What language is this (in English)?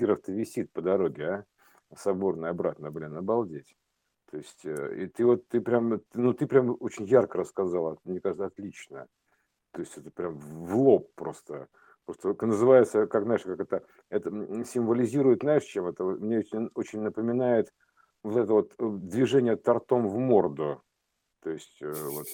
Russian